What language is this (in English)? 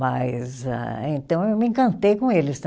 Portuguese